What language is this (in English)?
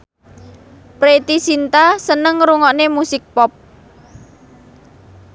Javanese